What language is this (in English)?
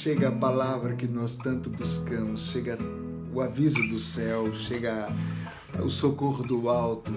Portuguese